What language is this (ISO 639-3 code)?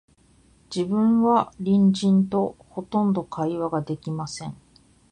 jpn